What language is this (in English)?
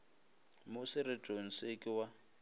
Northern Sotho